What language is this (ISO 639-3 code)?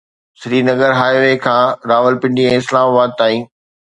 snd